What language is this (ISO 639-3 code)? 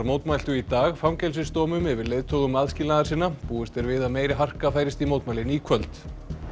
isl